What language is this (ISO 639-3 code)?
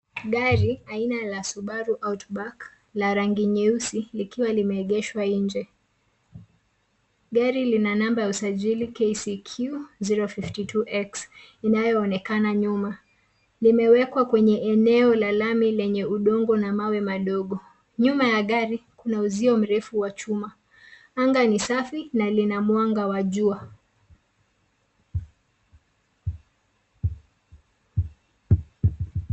swa